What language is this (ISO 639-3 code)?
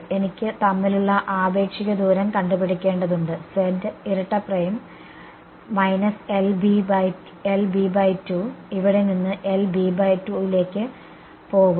mal